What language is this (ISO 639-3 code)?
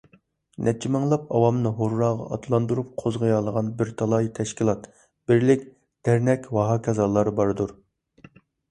uig